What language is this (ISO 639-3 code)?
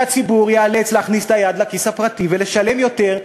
heb